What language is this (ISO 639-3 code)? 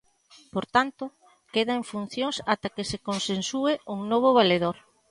glg